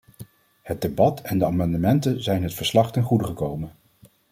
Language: Dutch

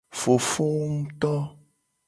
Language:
Gen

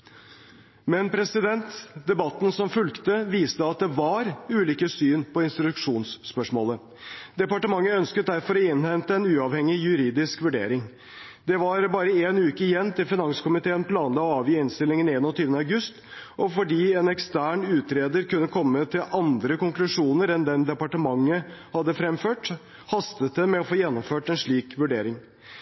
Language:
Norwegian Bokmål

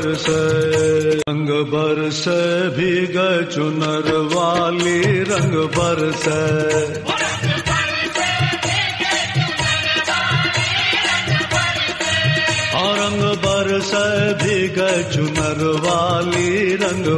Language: Romanian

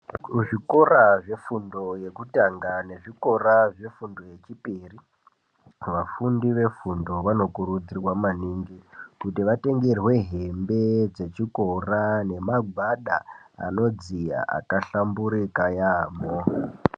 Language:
Ndau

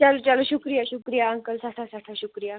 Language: Kashmiri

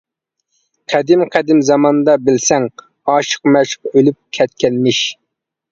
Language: Uyghur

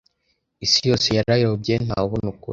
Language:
Kinyarwanda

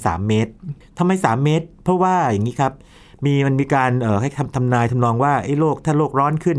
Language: Thai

